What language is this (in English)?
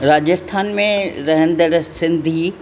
Sindhi